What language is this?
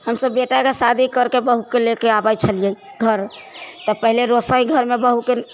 Maithili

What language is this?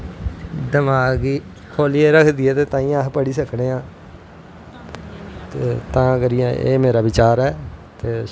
Dogri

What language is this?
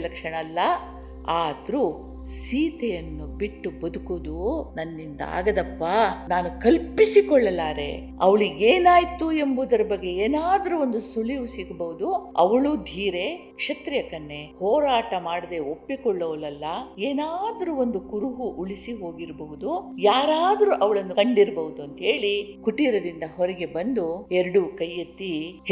Kannada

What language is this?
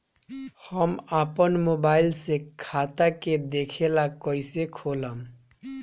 Bhojpuri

